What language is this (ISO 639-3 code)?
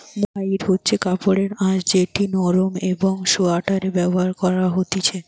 ben